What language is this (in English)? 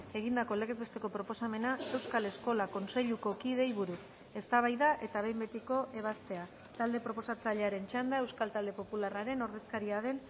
Basque